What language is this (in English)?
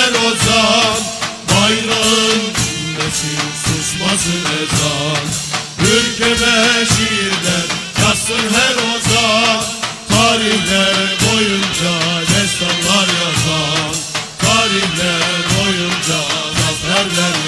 Turkish